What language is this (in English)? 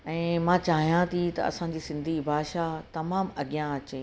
Sindhi